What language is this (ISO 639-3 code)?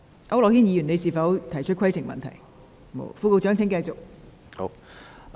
yue